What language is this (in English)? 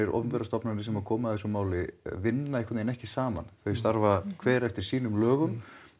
Icelandic